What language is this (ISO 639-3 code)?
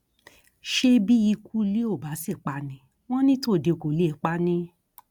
yor